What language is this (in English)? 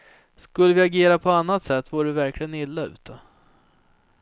Swedish